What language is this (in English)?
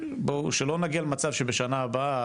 Hebrew